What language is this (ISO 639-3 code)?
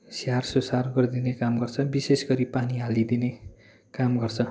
nep